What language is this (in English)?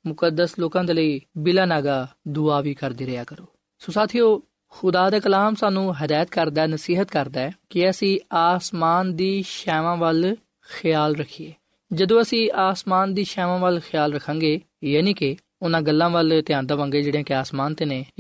Punjabi